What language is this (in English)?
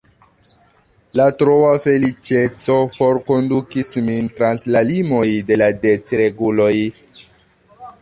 Esperanto